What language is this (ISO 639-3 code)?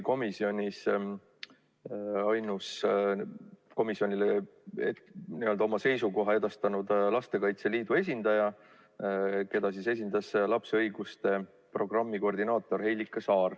est